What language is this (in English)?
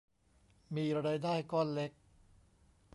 Thai